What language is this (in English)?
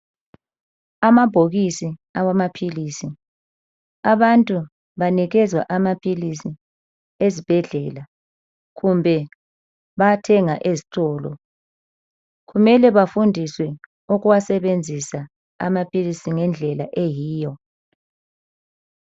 North Ndebele